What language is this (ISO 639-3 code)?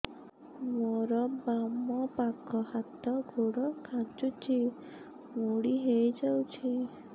ori